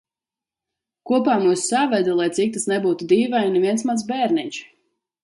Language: Latvian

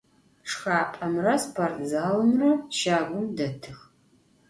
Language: Adyghe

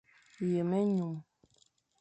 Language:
Fang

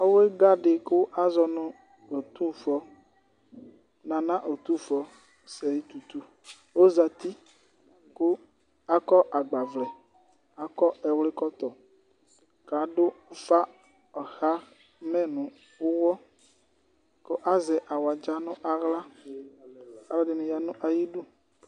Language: Ikposo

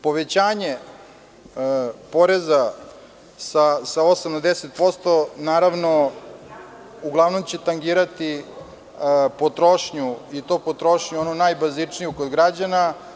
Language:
Serbian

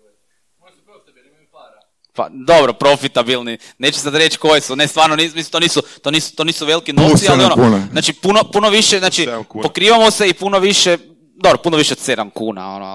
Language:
Croatian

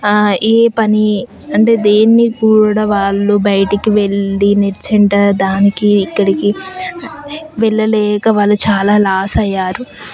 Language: Telugu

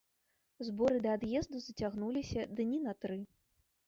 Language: Belarusian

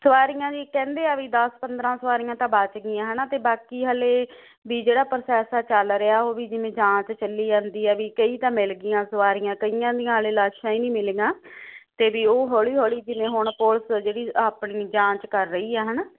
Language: Punjabi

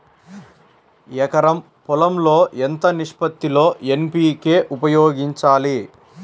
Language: Telugu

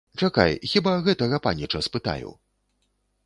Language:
Belarusian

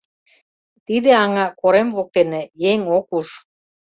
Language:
Mari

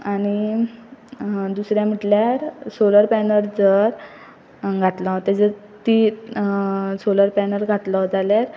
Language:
Konkani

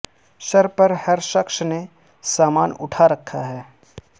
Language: Urdu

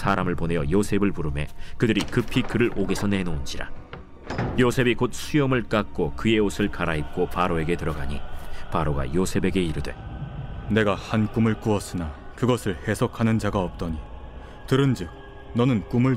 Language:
Korean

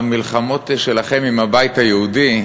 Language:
Hebrew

